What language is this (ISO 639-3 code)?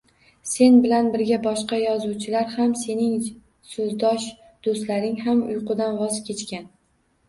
uzb